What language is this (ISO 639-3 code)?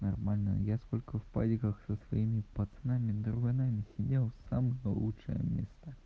rus